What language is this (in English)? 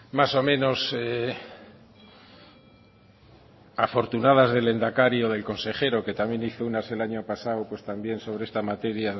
Spanish